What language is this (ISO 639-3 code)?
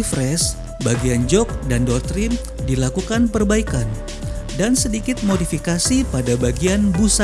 ind